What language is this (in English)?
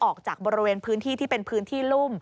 Thai